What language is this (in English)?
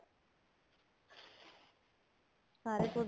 Punjabi